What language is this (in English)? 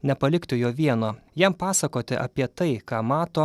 Lithuanian